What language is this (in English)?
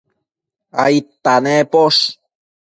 Matsés